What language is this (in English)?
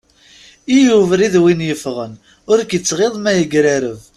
Kabyle